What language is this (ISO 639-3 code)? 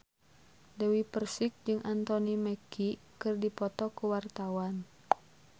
sun